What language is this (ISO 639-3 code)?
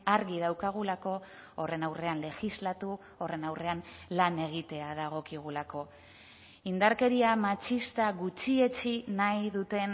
eus